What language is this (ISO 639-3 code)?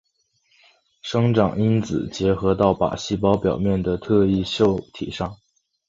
zho